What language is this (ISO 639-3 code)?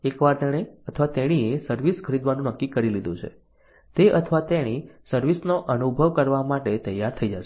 guj